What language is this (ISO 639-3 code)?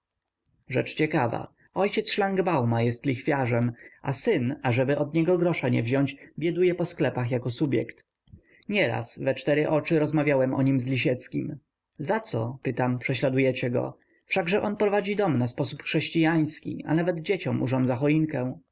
pol